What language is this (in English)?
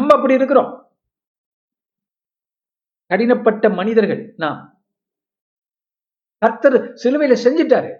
Tamil